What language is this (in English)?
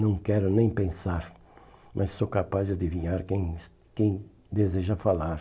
Portuguese